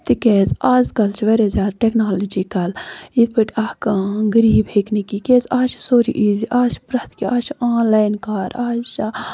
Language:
Kashmiri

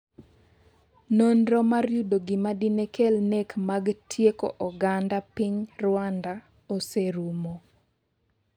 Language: Luo (Kenya and Tanzania)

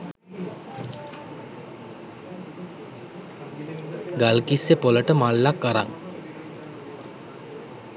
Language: Sinhala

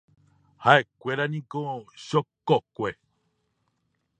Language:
Guarani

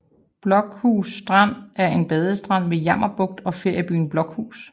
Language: Danish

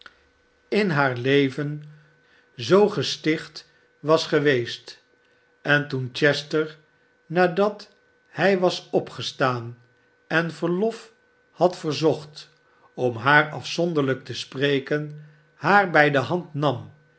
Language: Dutch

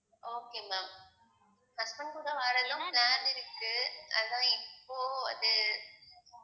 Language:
Tamil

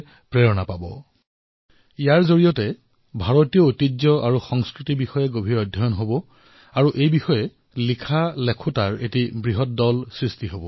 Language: Assamese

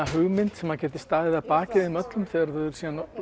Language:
Icelandic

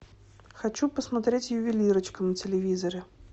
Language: Russian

